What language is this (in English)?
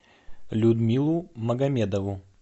Russian